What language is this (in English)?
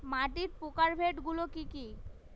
Bangla